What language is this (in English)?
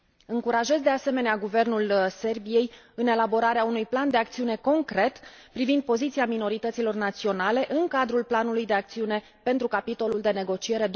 Romanian